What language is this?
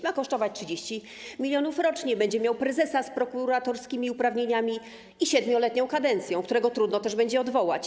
Polish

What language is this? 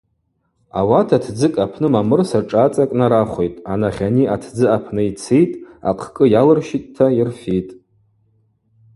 Abaza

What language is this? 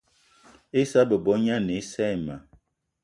Eton (Cameroon)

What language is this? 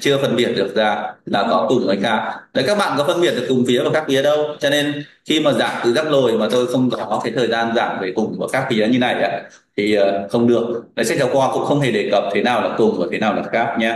Vietnamese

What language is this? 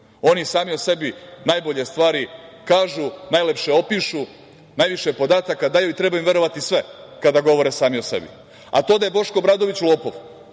Serbian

